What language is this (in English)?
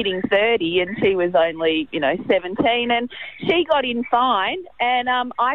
English